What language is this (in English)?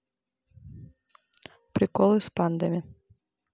Russian